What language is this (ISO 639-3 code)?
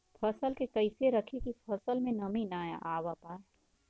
bho